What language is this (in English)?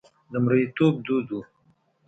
Pashto